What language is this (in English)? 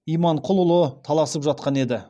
Kazakh